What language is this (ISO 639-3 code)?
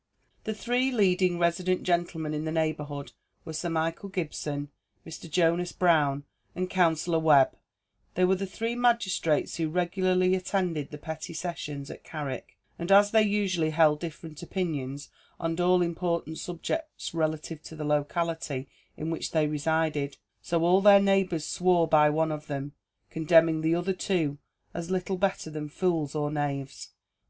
eng